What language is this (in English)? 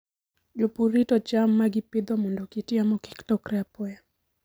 Luo (Kenya and Tanzania)